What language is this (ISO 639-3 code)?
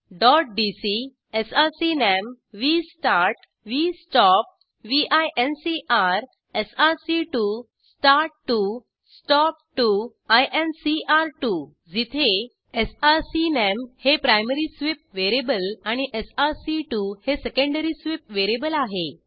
mar